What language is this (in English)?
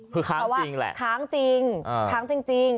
Thai